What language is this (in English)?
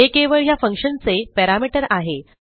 Marathi